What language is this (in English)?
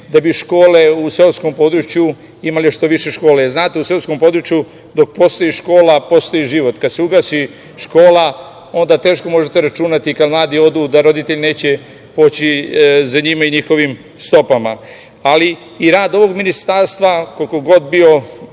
Serbian